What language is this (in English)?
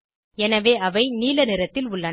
Tamil